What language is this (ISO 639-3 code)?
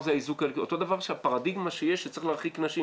heb